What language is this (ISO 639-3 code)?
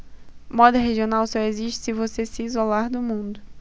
por